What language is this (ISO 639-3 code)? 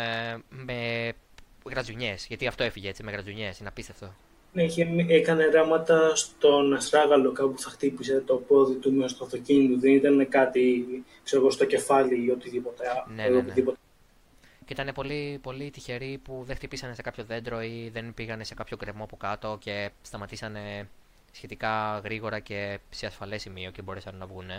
ell